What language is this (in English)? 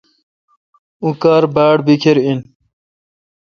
Kalkoti